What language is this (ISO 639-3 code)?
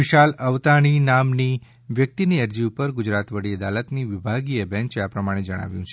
guj